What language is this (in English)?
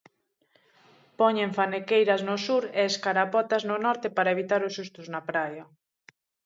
Galician